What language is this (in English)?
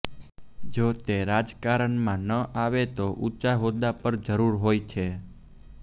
Gujarati